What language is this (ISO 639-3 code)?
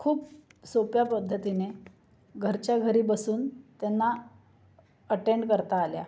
mar